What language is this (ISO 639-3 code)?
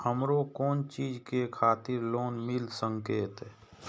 mai